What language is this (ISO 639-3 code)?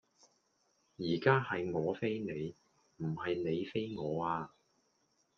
yue